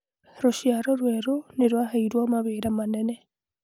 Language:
Kikuyu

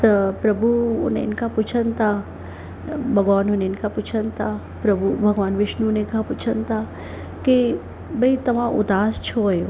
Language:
Sindhi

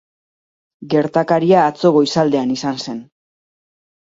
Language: Basque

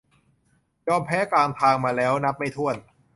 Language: Thai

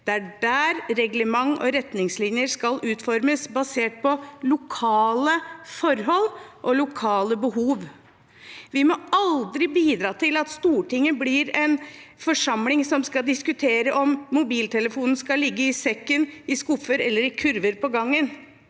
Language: Norwegian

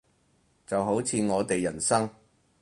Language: Cantonese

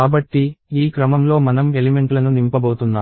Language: Telugu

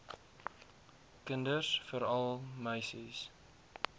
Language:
Afrikaans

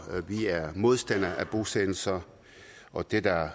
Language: Danish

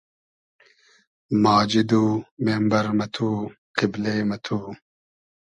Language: Hazaragi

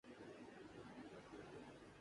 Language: Urdu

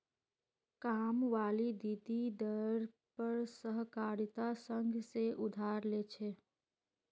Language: Magahi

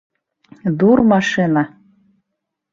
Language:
Bashkir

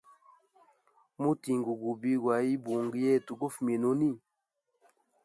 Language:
Hemba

